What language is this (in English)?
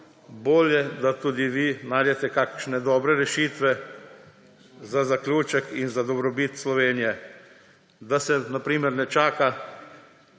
Slovenian